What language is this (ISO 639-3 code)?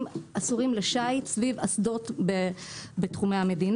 heb